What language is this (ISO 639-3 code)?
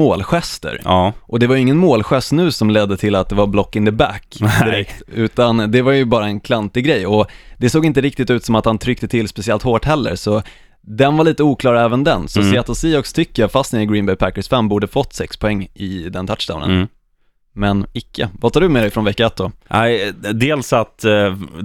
swe